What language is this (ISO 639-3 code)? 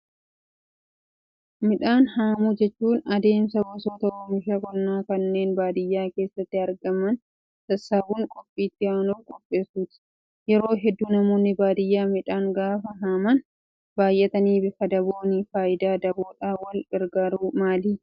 orm